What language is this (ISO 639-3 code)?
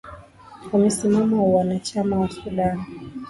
swa